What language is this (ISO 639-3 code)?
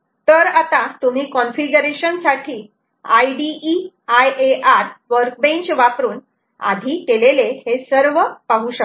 mar